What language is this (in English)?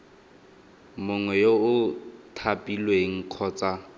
Tswana